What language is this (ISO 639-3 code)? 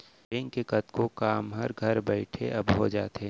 hne